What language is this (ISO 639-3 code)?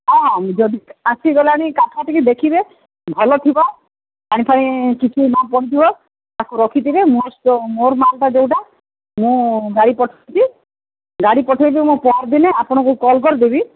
ori